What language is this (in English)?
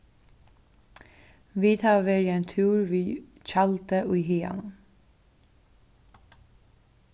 Faroese